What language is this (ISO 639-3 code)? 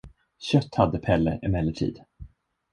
swe